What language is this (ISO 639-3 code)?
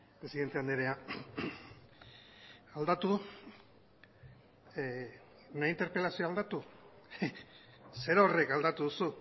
eus